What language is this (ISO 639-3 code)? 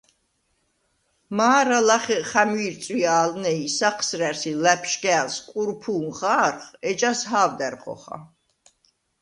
sva